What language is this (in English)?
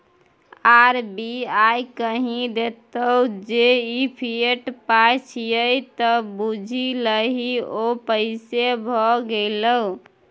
Maithili